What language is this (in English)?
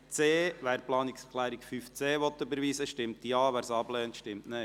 Swiss German